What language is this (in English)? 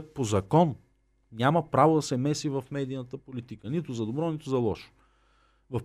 Bulgarian